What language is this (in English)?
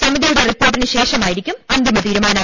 Malayalam